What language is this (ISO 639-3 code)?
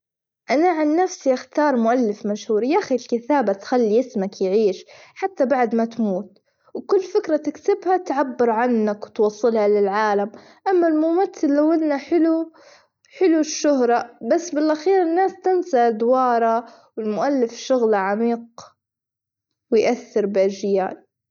afb